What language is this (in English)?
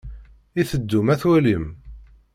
Kabyle